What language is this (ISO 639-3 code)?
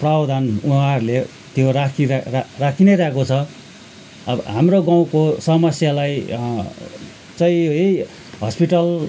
nep